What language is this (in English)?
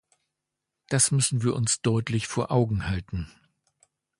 German